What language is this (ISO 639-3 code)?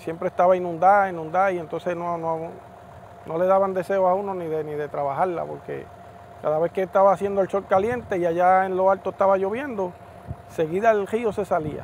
spa